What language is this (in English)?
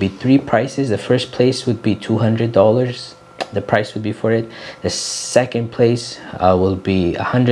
English